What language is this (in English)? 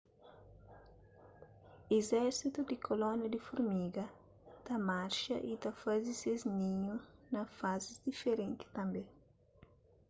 Kabuverdianu